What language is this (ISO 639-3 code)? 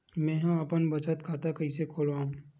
hne